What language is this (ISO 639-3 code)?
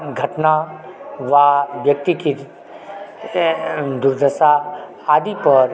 mai